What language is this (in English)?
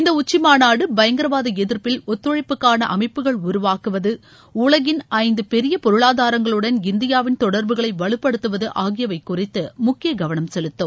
Tamil